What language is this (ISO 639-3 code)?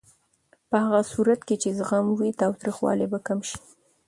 pus